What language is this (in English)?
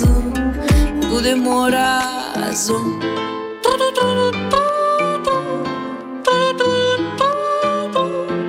Ukrainian